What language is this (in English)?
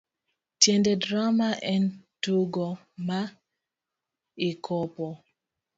Luo (Kenya and Tanzania)